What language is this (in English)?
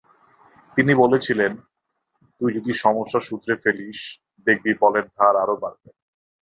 Bangla